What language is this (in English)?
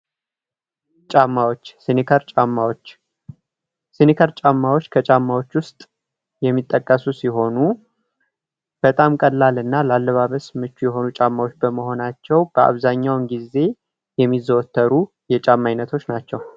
Amharic